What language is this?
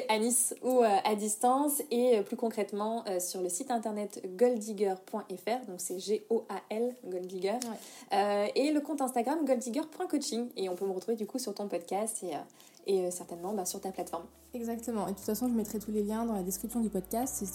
French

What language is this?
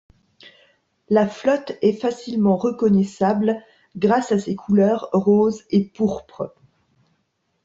French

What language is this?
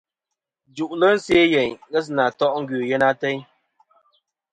Kom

